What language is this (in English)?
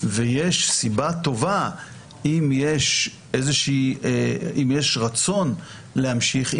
Hebrew